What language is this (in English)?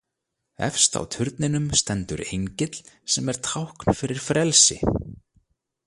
Icelandic